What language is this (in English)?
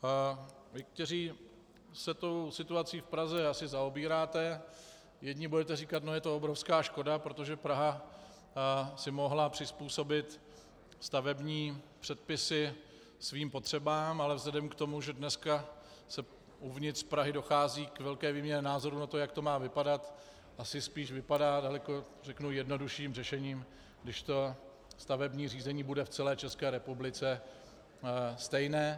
Czech